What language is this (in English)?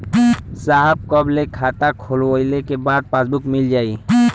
Bhojpuri